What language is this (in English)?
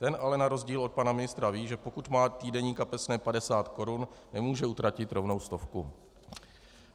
Czech